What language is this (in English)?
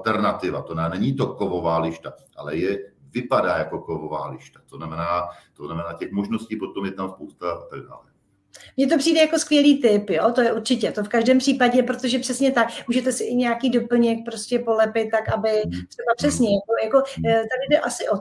Czech